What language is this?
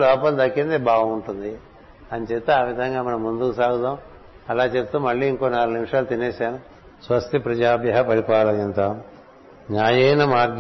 Telugu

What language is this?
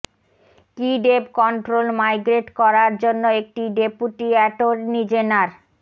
Bangla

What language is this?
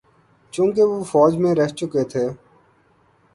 Urdu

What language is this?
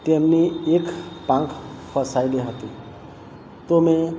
Gujarati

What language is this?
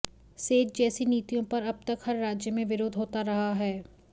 Hindi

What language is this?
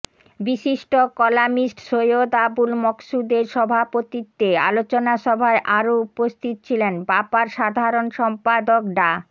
Bangla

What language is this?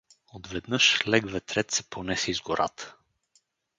Bulgarian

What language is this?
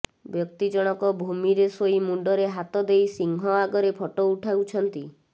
Odia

